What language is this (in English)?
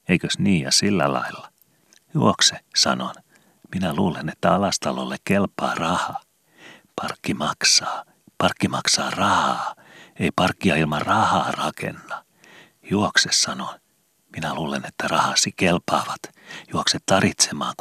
Finnish